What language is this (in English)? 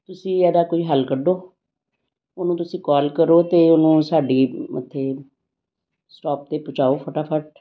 Punjabi